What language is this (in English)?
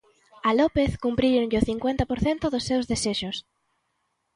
Galician